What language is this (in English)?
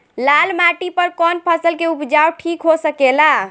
Bhojpuri